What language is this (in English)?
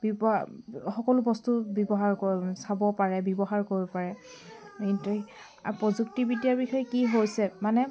Assamese